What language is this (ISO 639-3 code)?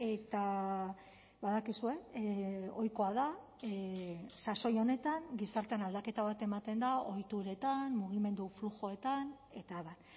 eus